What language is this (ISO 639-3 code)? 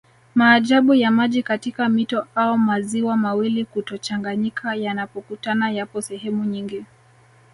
swa